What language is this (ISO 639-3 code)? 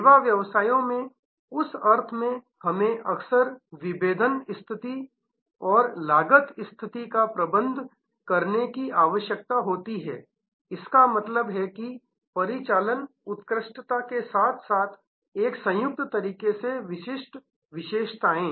hin